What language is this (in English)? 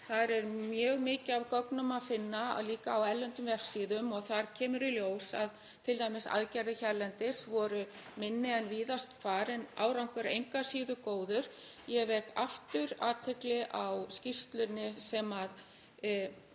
Icelandic